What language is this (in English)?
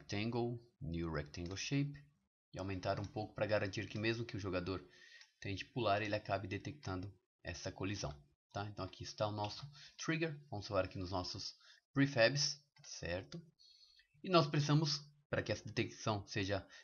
Portuguese